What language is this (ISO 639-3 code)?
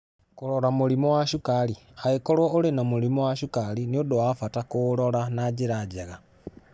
kik